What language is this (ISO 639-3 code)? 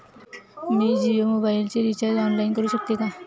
mar